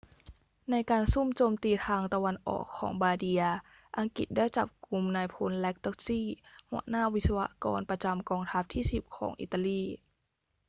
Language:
Thai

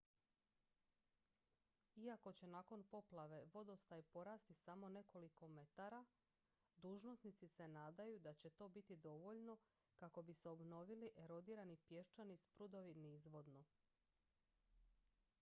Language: Croatian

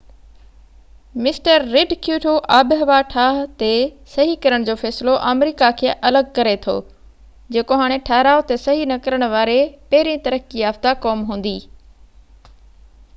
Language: Sindhi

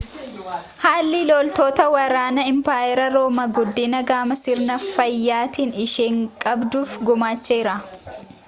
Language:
Oromo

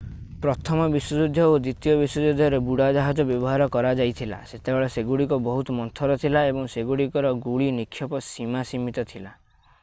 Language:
Odia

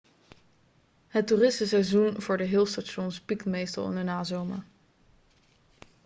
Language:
Dutch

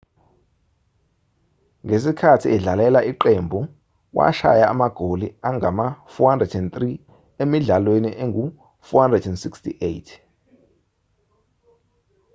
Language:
Zulu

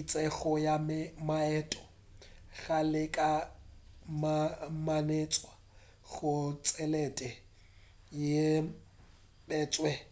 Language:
Northern Sotho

